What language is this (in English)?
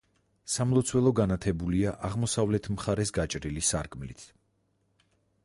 Georgian